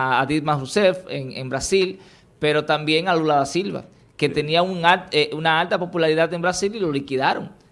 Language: Spanish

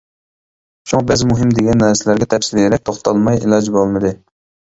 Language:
Uyghur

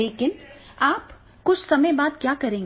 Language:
Hindi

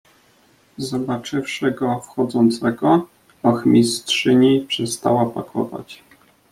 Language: Polish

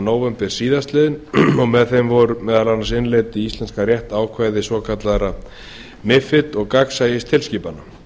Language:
Icelandic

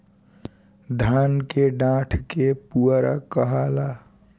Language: Bhojpuri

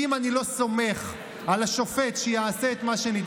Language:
Hebrew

